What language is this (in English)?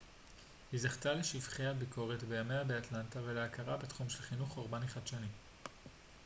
Hebrew